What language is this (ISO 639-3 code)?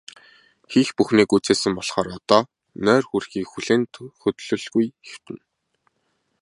mon